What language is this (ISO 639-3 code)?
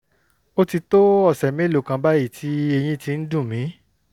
yor